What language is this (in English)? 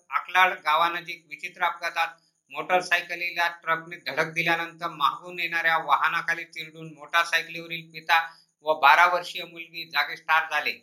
Marathi